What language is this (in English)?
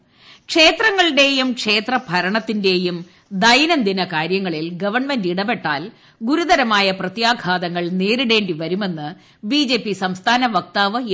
Malayalam